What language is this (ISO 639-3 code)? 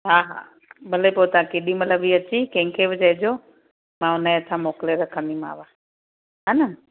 snd